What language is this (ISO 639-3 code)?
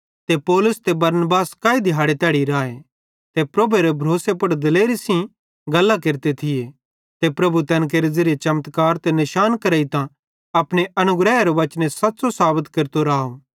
bhd